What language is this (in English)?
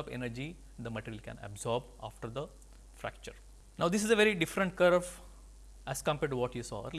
English